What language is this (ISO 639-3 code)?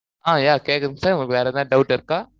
tam